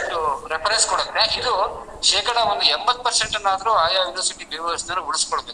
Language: Kannada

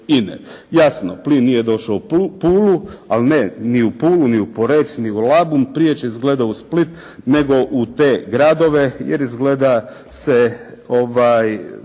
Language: Croatian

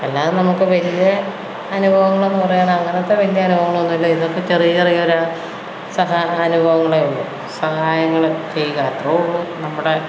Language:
Malayalam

